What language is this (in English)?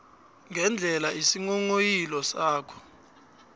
South Ndebele